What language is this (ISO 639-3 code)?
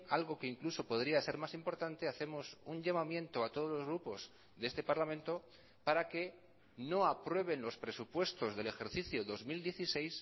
spa